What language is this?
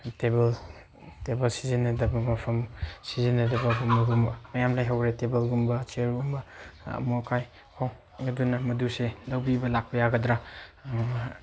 Manipuri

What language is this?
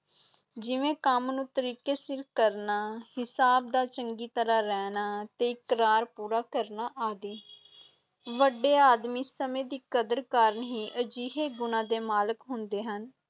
Punjabi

